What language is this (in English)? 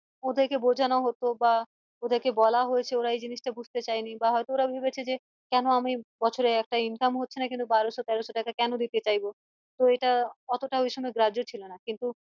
Bangla